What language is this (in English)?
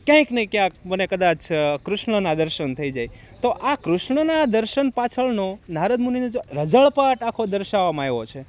Gujarati